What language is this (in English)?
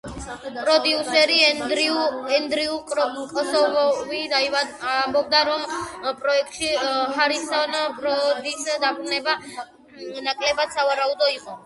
Georgian